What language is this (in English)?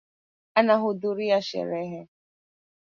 Swahili